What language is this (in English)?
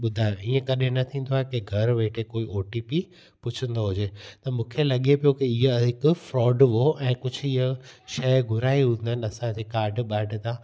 Sindhi